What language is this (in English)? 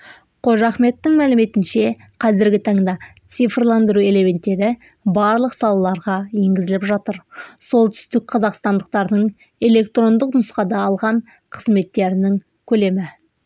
Kazakh